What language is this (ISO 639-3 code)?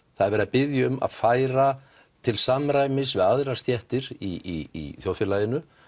isl